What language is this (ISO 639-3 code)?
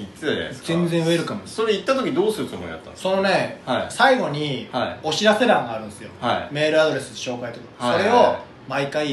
jpn